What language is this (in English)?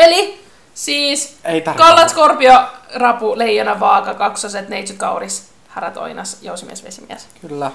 Finnish